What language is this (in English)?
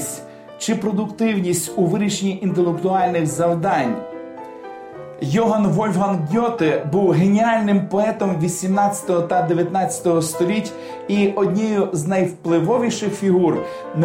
Ukrainian